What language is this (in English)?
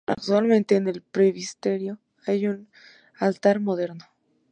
Spanish